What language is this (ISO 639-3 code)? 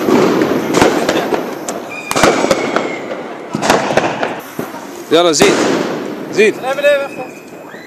nld